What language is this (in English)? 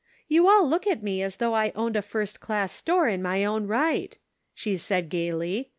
English